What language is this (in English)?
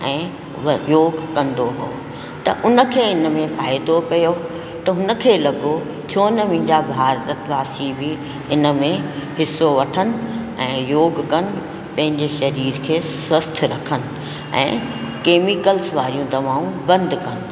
Sindhi